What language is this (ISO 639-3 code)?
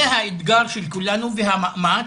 heb